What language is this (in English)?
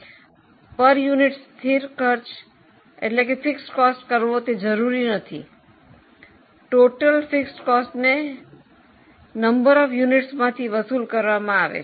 Gujarati